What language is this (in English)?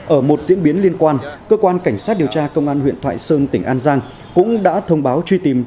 Vietnamese